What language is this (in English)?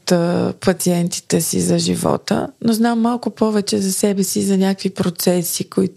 Bulgarian